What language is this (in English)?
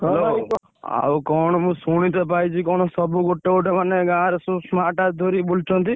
Odia